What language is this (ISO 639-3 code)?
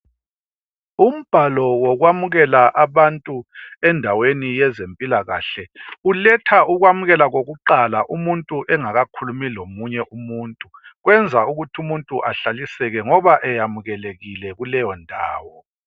nde